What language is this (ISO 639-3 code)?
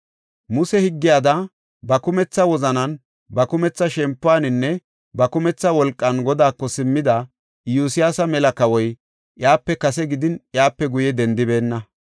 gof